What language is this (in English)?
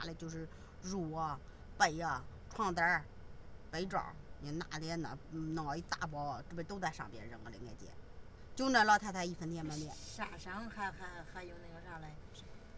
Chinese